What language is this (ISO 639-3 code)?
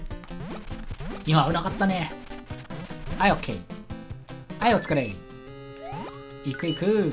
jpn